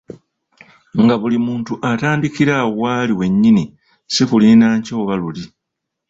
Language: Ganda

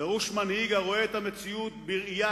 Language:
Hebrew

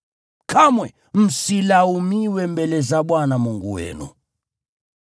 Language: Swahili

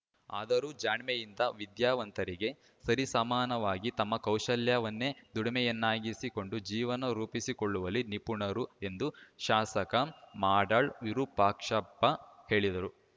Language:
Kannada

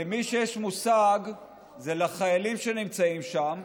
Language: Hebrew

